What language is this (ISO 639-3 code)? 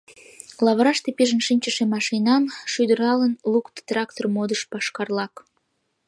chm